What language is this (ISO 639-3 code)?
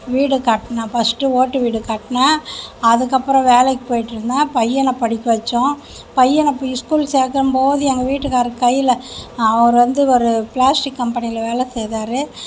tam